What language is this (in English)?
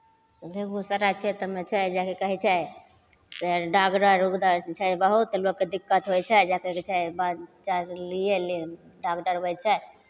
Maithili